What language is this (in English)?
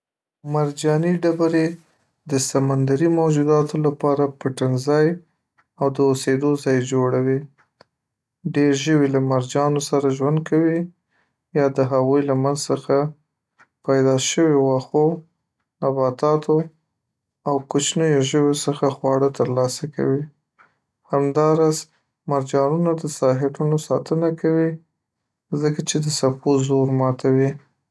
Pashto